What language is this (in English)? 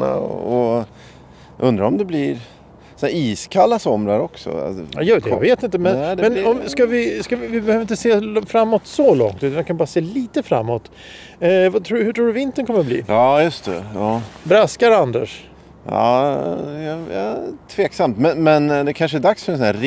Swedish